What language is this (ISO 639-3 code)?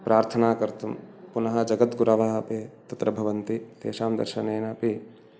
san